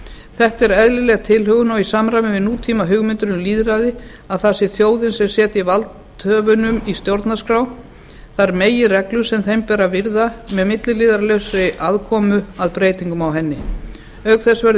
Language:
Icelandic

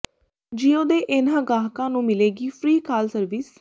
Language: Punjabi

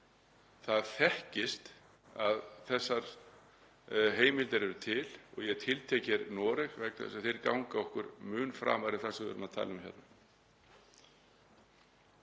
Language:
Icelandic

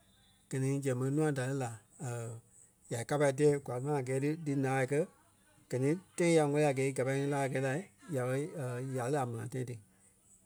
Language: Kpelle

